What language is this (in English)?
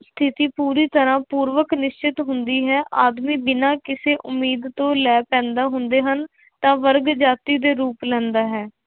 Punjabi